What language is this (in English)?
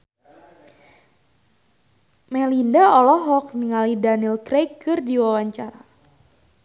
Sundanese